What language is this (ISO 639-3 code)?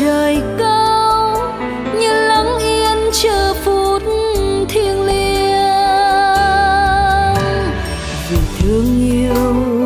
vie